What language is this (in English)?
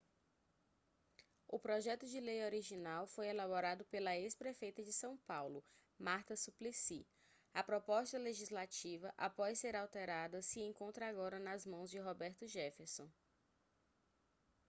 Portuguese